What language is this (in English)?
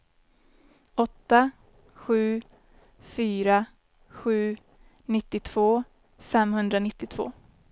Swedish